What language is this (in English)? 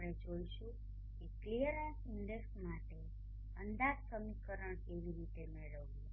Gujarati